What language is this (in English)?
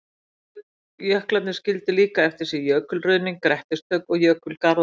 Icelandic